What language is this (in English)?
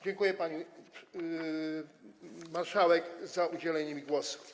Polish